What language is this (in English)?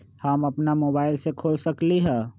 Magahi